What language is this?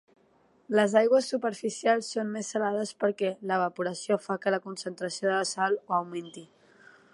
Catalan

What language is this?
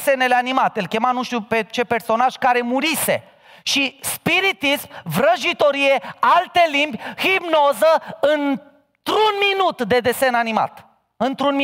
Romanian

